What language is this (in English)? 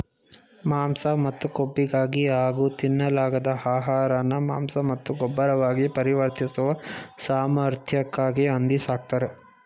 Kannada